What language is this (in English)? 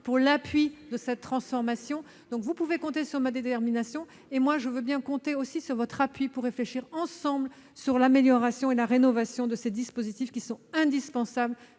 French